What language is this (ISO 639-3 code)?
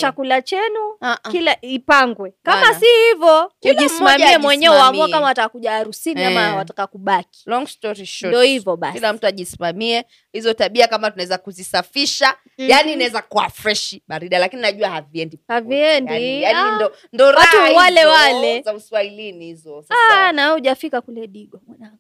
swa